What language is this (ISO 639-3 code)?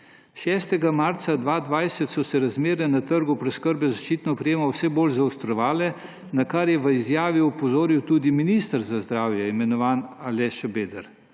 slv